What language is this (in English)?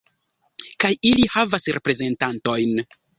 Esperanto